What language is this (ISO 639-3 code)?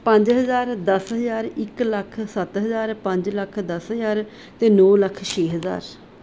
pan